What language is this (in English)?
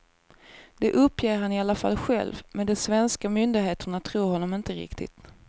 Swedish